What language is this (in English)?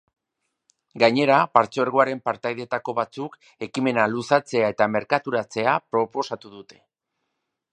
Basque